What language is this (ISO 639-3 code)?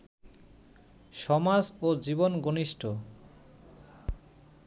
ben